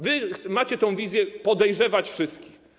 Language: Polish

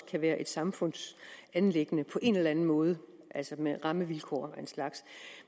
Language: Danish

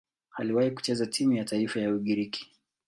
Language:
Swahili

